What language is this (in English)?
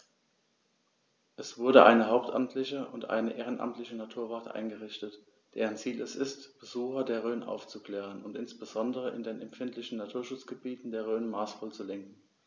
German